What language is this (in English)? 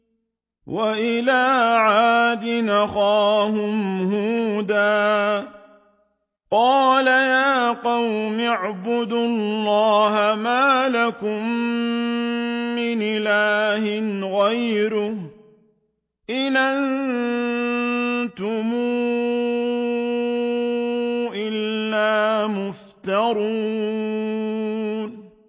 Arabic